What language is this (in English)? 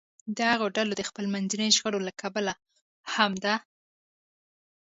Pashto